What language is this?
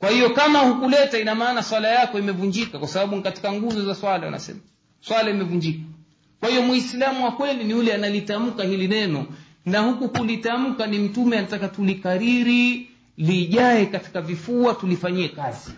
Swahili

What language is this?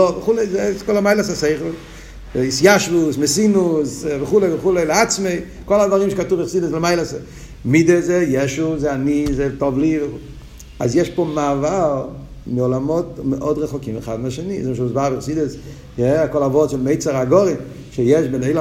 Hebrew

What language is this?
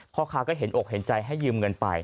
Thai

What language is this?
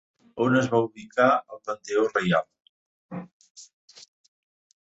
Catalan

